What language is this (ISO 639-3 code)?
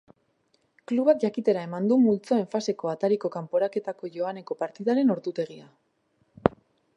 eus